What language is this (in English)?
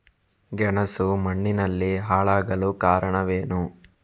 Kannada